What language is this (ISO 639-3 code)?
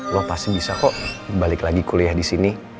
ind